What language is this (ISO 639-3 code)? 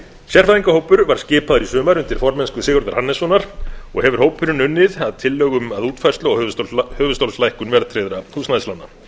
isl